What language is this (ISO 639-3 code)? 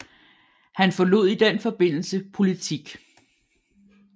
dan